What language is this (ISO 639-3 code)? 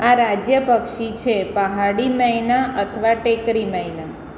guj